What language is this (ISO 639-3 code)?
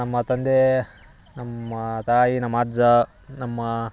kan